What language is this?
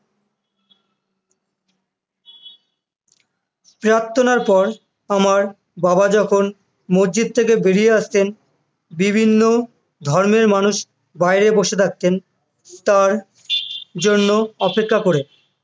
Bangla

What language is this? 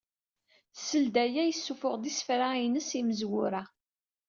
Kabyle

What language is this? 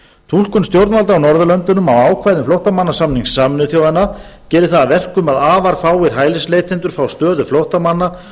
Icelandic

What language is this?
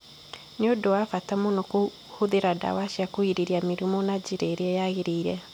Kikuyu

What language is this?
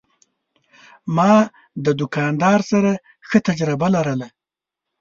Pashto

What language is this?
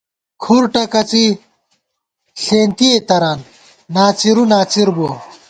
Gawar-Bati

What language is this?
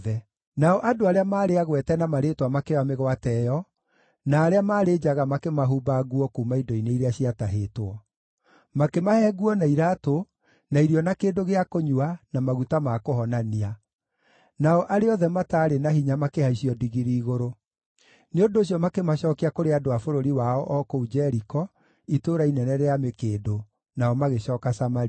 Kikuyu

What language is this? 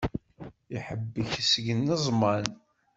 Kabyle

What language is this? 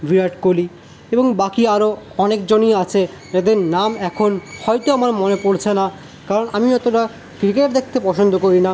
Bangla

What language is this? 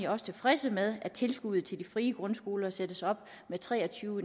Danish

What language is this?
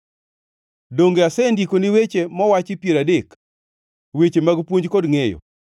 Luo (Kenya and Tanzania)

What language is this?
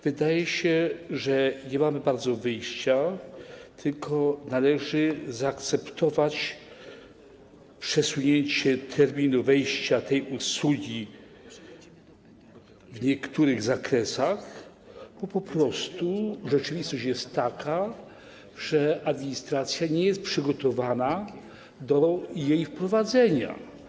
Polish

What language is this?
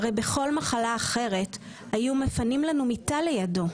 Hebrew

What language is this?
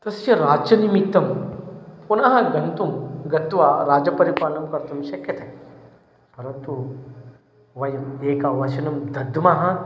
Sanskrit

